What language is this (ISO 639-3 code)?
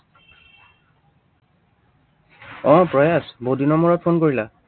asm